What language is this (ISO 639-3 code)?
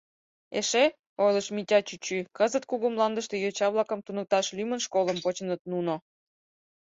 chm